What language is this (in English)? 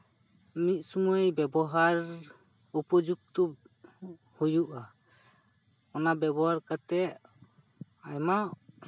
Santali